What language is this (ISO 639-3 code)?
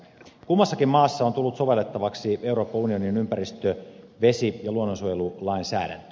fin